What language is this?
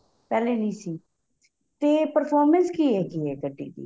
Punjabi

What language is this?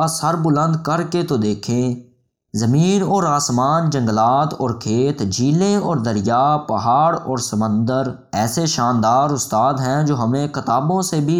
Urdu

